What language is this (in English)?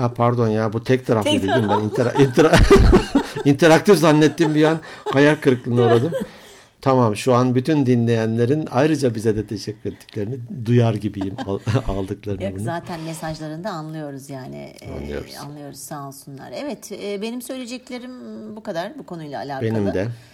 Turkish